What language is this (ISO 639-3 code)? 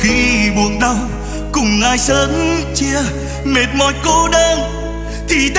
vie